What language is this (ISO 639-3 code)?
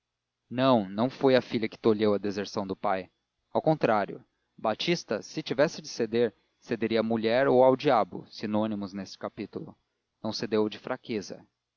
por